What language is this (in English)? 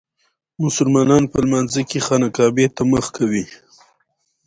Pashto